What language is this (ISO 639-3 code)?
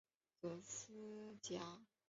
zho